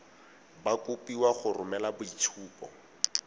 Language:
Tswana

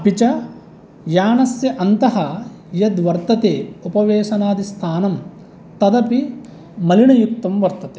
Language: Sanskrit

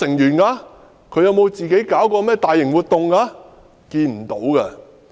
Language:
Cantonese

